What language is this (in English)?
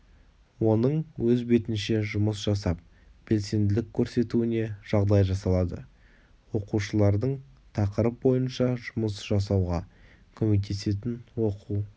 Kazakh